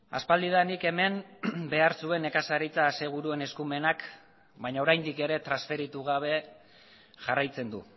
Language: Basque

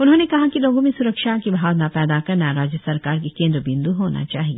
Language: Hindi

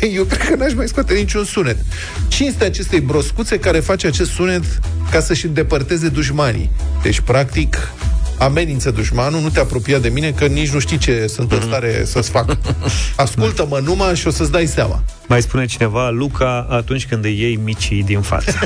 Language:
Romanian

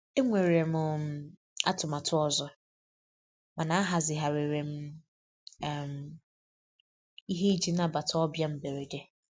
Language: Igbo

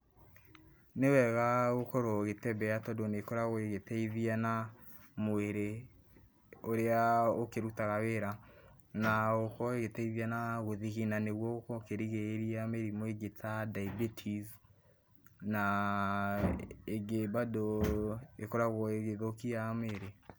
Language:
Kikuyu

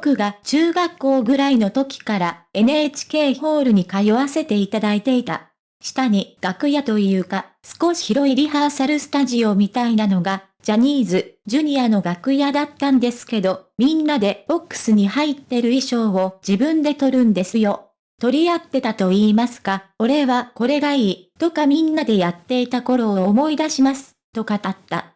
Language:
Japanese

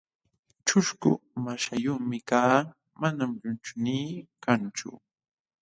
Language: Jauja Wanca Quechua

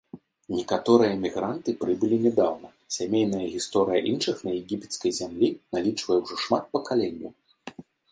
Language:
Belarusian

